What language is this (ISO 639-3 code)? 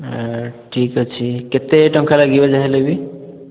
ori